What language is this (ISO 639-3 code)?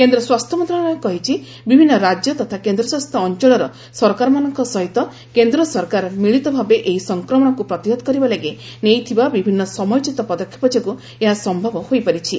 ori